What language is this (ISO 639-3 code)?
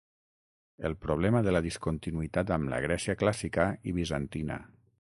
cat